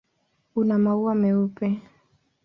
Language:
Swahili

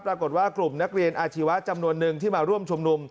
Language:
Thai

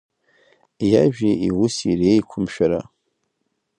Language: Abkhazian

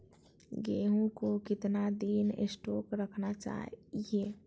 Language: Magahi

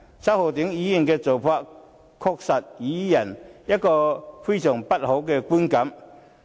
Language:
Cantonese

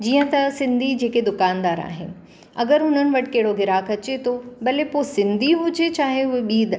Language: Sindhi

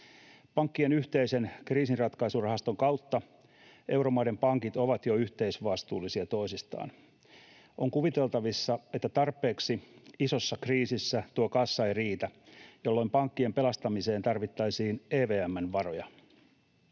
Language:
Finnish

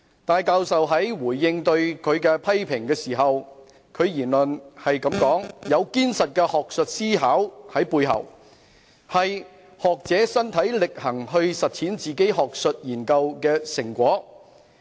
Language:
Cantonese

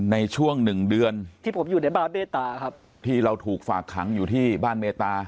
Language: Thai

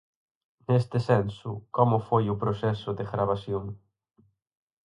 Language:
Galician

